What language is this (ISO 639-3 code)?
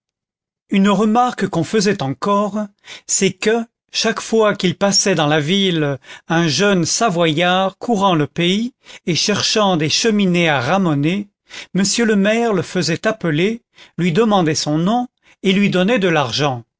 fra